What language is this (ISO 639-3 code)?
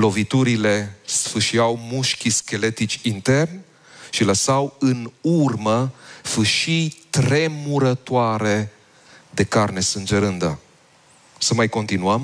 ron